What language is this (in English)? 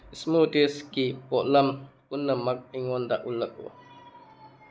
Manipuri